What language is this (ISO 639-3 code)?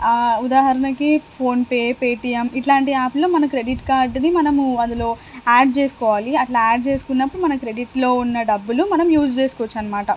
tel